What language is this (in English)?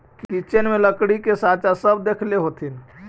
Magahi